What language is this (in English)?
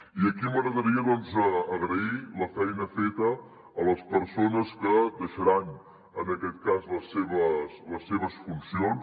Catalan